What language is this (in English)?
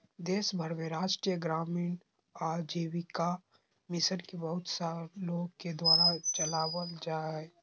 Magahi